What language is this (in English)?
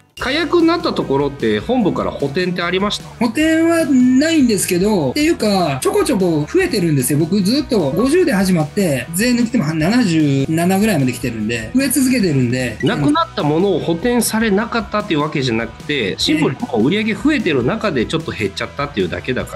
Japanese